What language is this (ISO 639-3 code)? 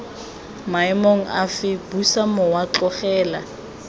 tsn